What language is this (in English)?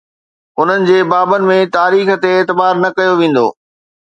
Sindhi